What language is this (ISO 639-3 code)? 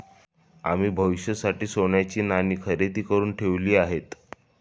mar